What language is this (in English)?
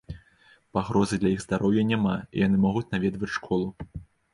Belarusian